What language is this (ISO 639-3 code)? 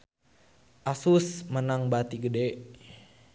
sun